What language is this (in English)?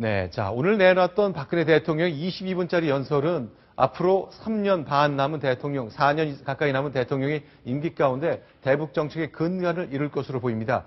Korean